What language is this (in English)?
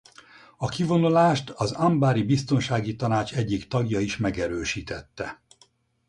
Hungarian